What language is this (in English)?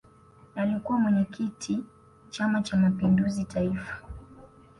Swahili